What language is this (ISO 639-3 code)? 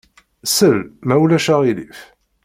kab